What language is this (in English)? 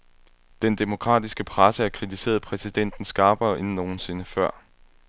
Danish